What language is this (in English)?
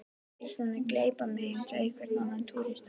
Icelandic